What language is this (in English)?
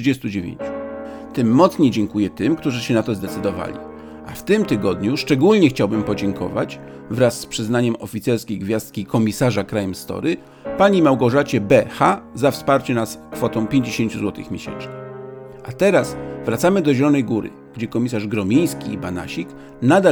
Polish